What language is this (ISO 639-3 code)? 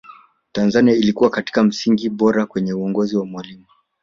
swa